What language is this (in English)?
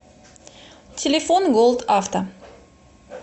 Russian